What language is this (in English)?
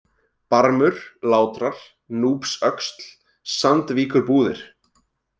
Icelandic